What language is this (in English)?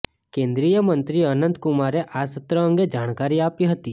Gujarati